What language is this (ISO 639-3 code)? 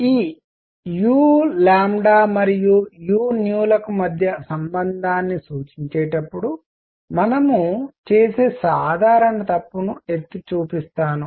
tel